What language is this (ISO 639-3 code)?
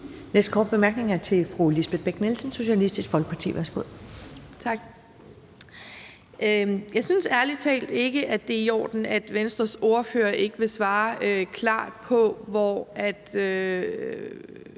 dan